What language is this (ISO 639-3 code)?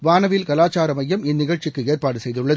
tam